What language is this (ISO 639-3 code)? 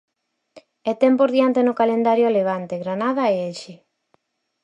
glg